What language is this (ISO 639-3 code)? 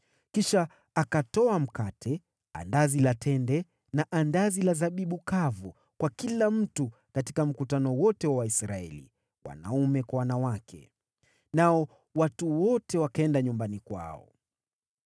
swa